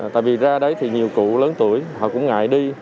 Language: Vietnamese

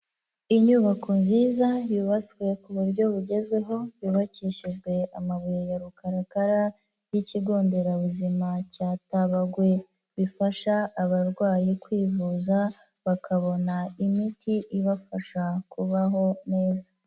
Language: Kinyarwanda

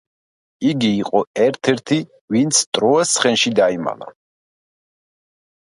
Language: Georgian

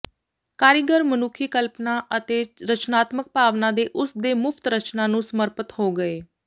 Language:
Punjabi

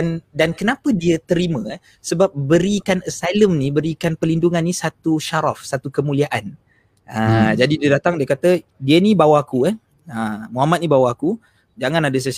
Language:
Malay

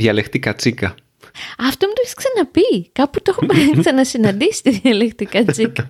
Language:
Greek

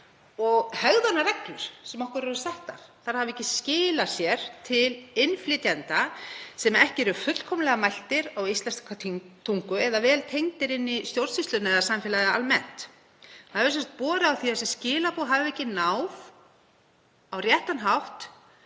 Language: Icelandic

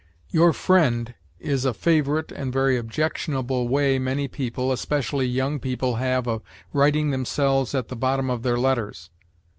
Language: English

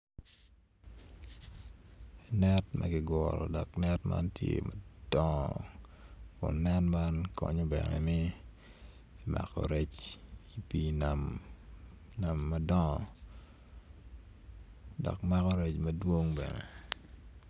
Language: Acoli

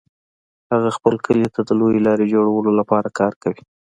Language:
Pashto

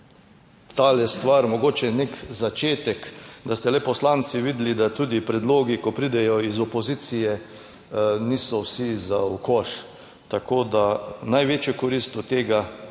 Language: Slovenian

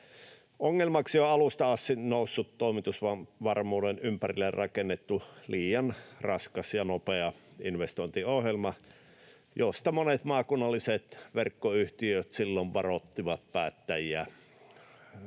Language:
Finnish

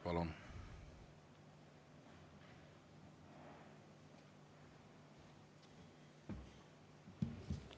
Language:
Estonian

